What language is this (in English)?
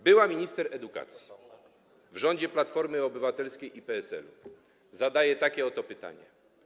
Polish